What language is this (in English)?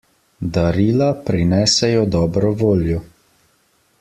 Slovenian